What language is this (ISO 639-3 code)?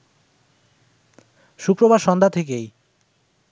ben